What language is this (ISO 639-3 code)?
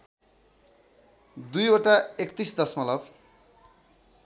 nep